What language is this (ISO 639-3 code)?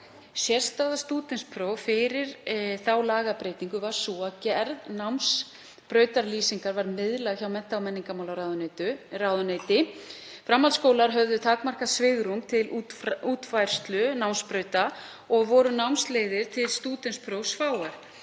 isl